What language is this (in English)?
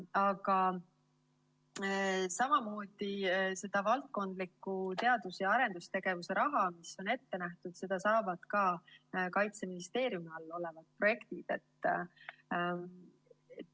Estonian